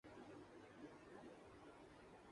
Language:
Urdu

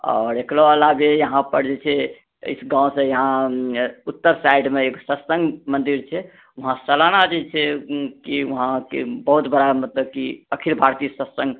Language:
Maithili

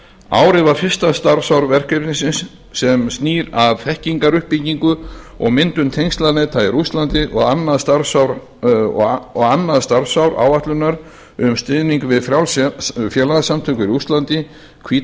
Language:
Icelandic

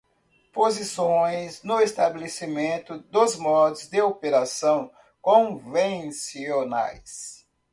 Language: Portuguese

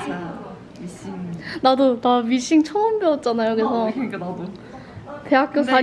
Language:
Korean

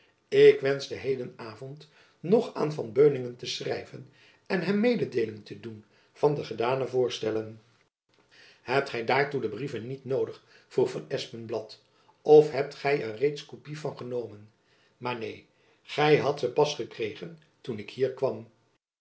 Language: Dutch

